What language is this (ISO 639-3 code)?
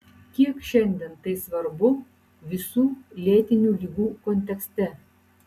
lit